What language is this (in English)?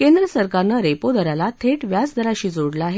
Marathi